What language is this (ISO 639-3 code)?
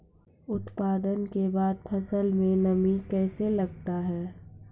mai